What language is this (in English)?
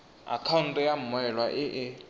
Tswana